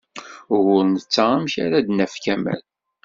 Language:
Kabyle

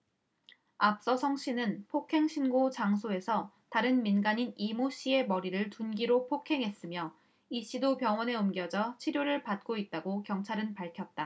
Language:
Korean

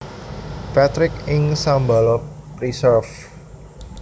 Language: Javanese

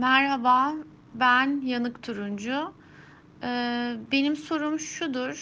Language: Turkish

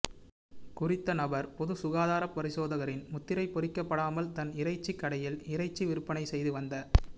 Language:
Tamil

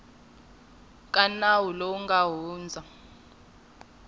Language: Tsonga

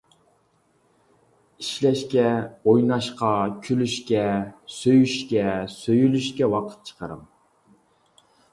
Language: Uyghur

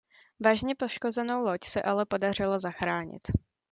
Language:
Czech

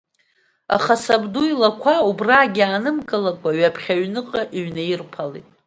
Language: Abkhazian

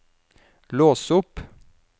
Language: Norwegian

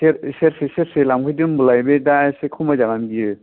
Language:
Bodo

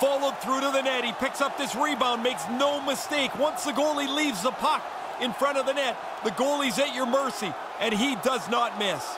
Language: English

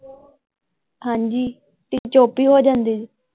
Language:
Punjabi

